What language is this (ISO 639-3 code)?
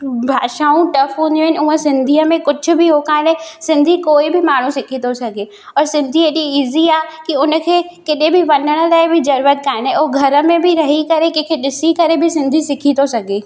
snd